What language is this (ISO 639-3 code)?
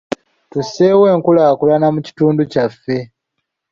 lug